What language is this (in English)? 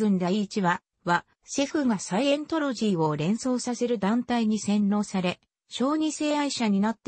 Japanese